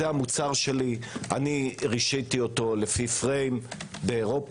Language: Hebrew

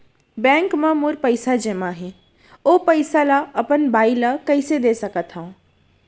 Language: Chhattisgarhi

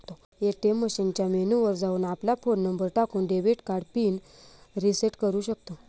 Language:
Marathi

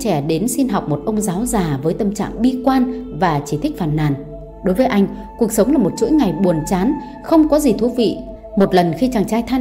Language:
Vietnamese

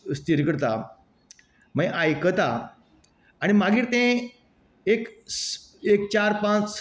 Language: Konkani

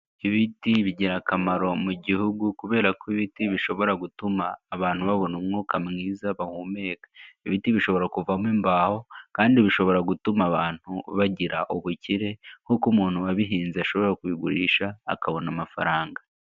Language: Kinyarwanda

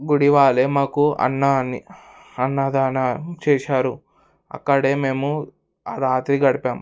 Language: Telugu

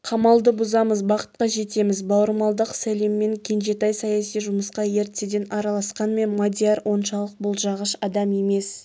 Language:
Kazakh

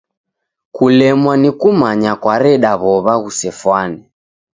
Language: Taita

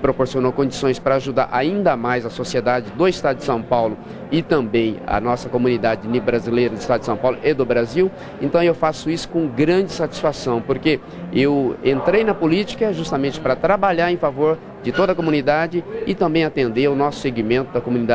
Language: Portuguese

